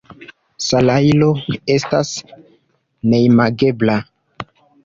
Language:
Esperanto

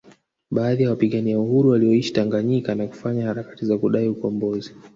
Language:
Swahili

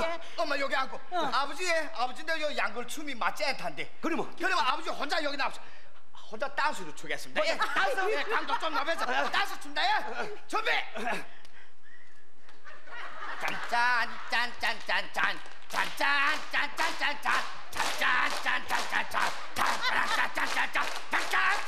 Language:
Korean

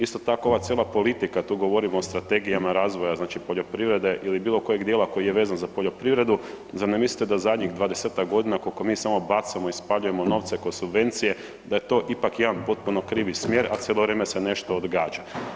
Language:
Croatian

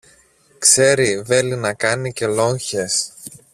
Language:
Greek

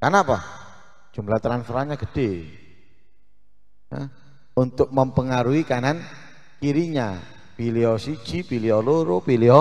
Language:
Indonesian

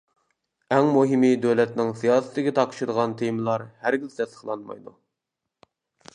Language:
Uyghur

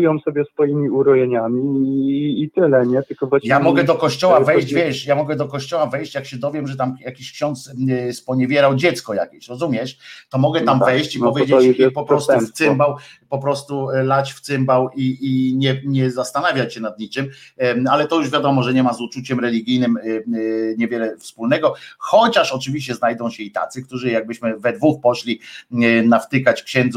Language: Polish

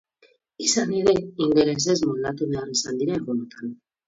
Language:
Basque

